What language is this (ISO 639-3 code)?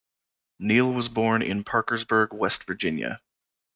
eng